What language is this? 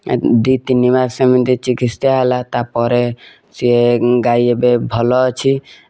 Odia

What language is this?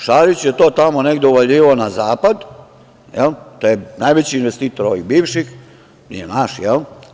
Serbian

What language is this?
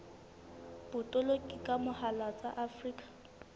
Southern Sotho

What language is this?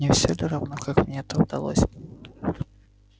Russian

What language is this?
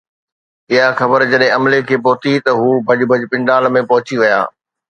Sindhi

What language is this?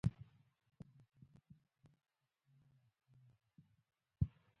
Pashto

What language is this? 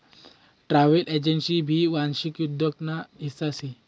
Marathi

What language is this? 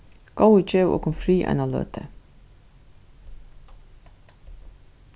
Faroese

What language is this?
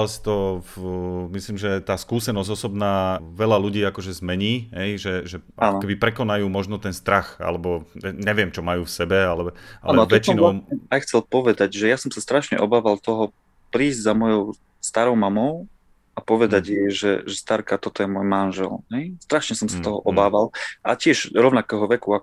Slovak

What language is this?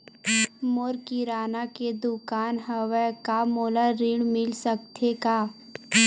Chhattisgarhi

